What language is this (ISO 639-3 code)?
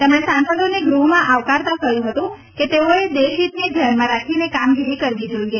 guj